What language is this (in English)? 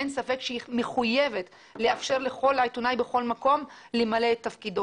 Hebrew